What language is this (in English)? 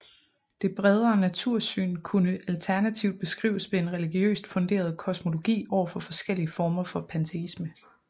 Danish